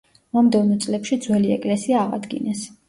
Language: Georgian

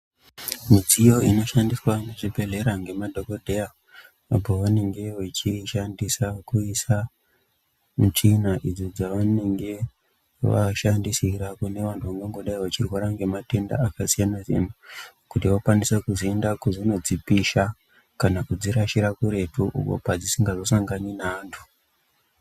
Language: Ndau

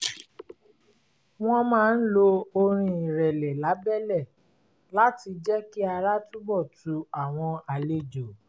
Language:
Yoruba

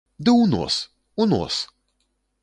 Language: Belarusian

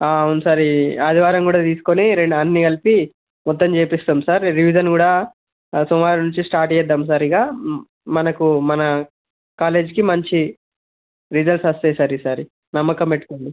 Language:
Telugu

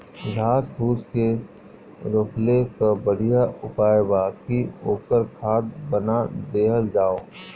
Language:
Bhojpuri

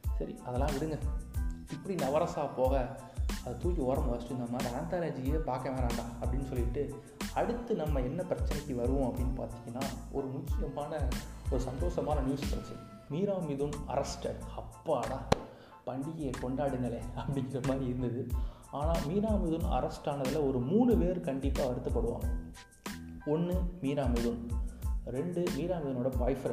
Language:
Tamil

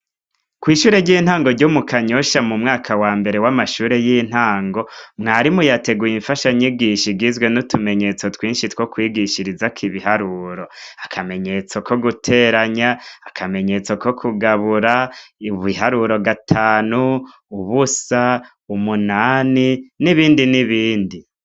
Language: Rundi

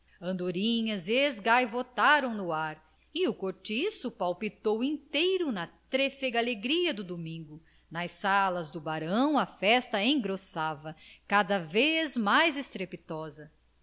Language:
Portuguese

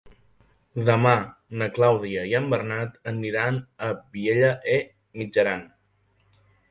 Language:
Catalan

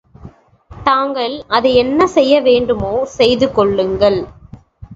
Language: Tamil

